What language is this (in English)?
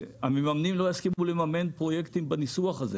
Hebrew